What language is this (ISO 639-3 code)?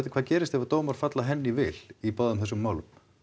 isl